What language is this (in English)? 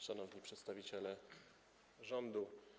Polish